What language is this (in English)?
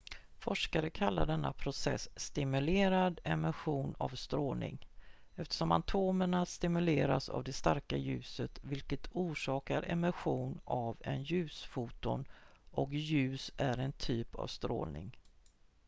Swedish